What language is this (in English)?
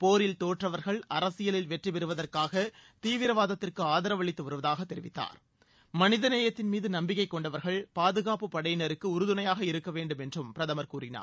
Tamil